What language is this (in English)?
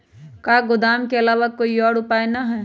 Magahi